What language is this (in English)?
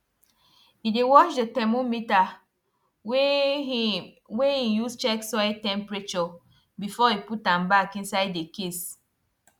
Nigerian Pidgin